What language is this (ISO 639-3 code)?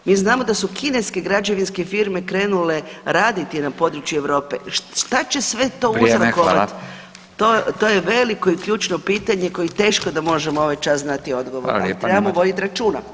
hrv